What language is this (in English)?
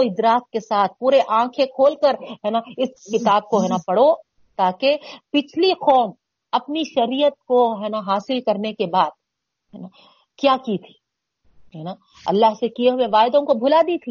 Urdu